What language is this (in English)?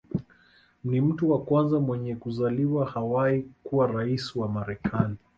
Swahili